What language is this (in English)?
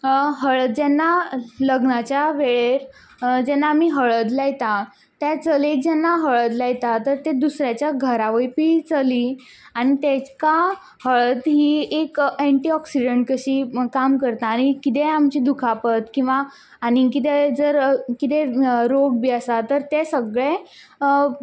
Konkani